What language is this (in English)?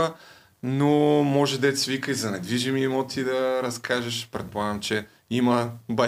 Bulgarian